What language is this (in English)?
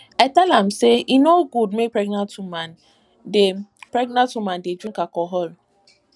Nigerian Pidgin